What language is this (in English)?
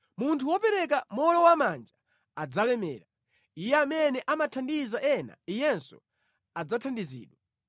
Nyanja